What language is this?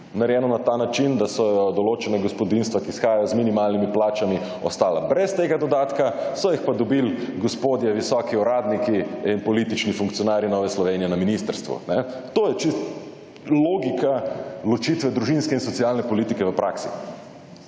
Slovenian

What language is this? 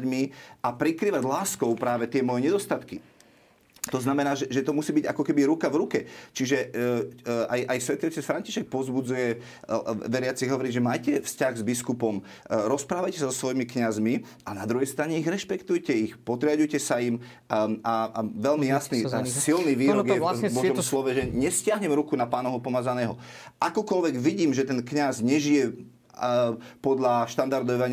Slovak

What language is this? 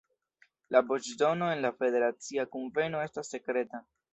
Esperanto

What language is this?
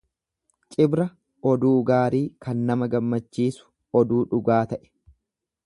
Oromo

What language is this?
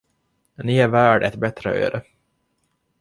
Swedish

